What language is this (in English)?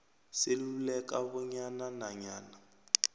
South Ndebele